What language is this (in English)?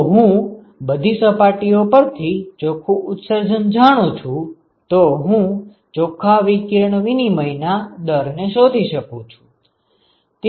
Gujarati